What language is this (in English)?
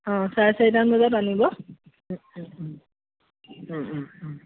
Assamese